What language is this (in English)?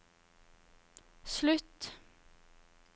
Norwegian